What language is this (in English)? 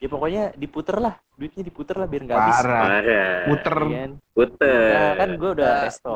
Indonesian